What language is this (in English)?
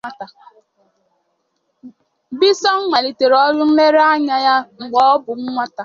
Igbo